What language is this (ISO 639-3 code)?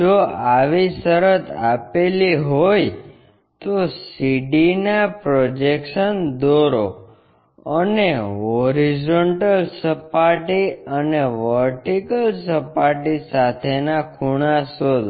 guj